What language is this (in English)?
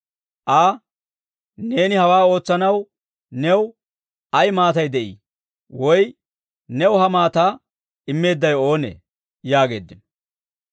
Dawro